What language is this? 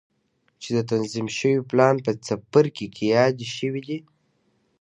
Pashto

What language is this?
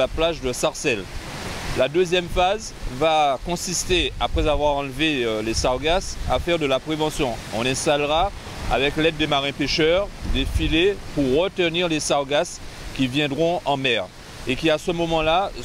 French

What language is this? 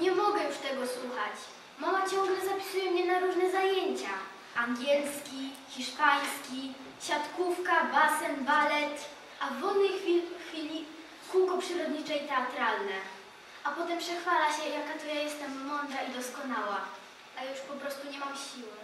Polish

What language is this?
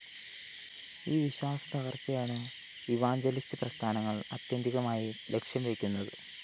Malayalam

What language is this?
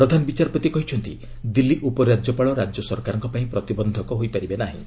Odia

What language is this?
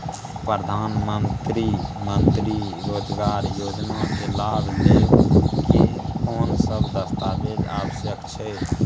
Maithili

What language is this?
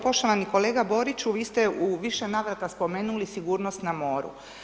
Croatian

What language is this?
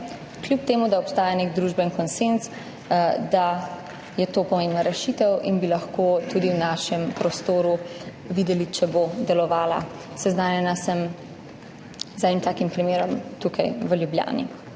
Slovenian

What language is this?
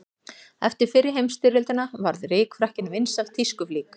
Icelandic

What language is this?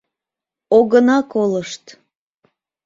Mari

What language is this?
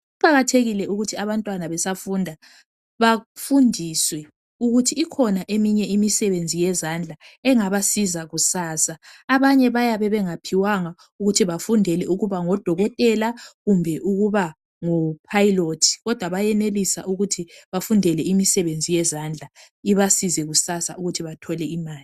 North Ndebele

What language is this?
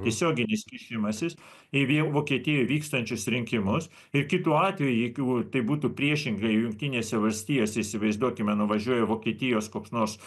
Lithuanian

